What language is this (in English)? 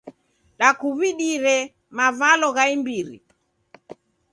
Taita